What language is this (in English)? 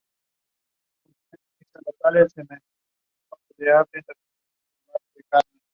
Spanish